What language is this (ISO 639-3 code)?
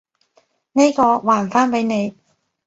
yue